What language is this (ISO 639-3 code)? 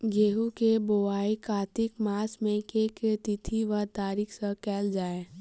mai